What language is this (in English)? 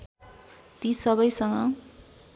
Nepali